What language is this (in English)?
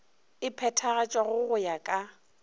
Northern Sotho